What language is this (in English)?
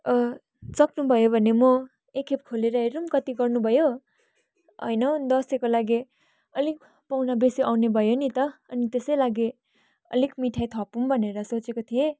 Nepali